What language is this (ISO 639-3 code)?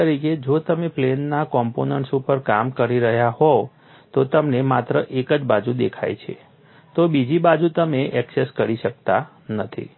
guj